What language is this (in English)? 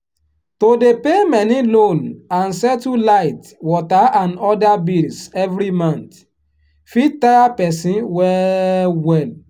Nigerian Pidgin